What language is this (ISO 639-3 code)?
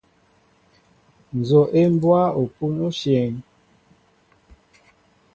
mbo